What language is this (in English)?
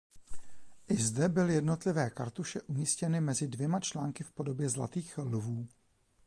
Czech